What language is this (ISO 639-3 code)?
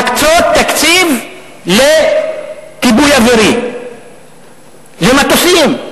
heb